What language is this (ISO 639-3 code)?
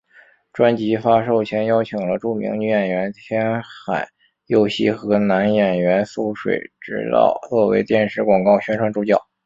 zho